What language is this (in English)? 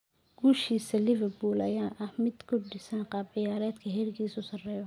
Somali